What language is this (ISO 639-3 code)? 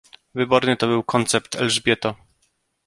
pol